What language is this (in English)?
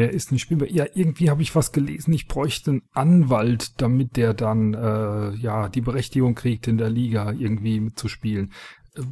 German